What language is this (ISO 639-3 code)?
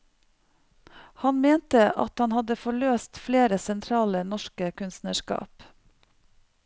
nor